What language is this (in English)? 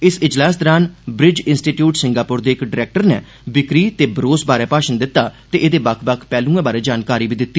Dogri